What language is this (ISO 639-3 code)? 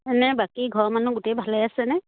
asm